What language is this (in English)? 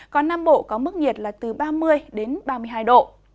Vietnamese